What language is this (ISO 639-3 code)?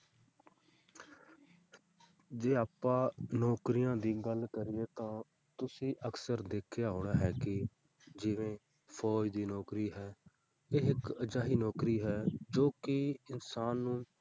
pan